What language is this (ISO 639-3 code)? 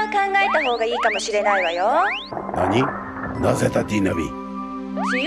jpn